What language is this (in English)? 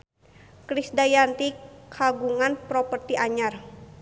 Sundanese